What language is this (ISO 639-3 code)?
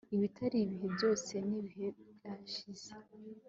kin